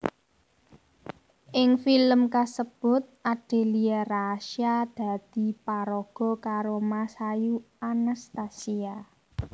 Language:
Javanese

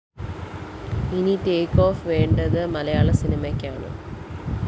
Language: Malayalam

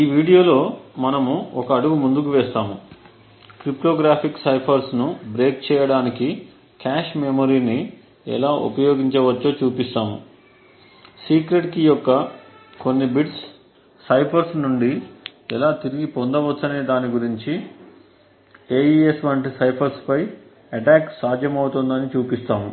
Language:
Telugu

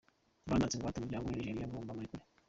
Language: Kinyarwanda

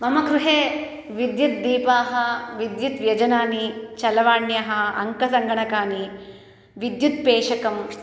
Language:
Sanskrit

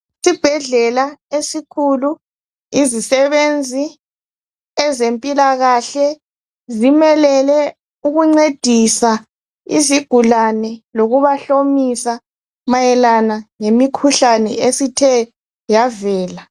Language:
North Ndebele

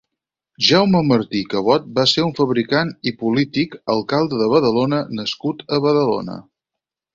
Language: Catalan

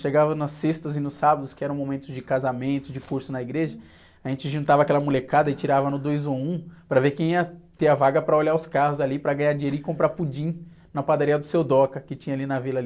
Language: Portuguese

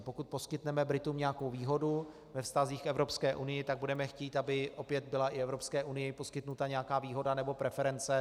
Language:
Czech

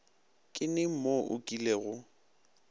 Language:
Northern Sotho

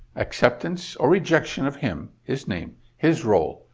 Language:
English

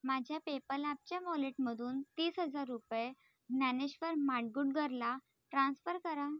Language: Marathi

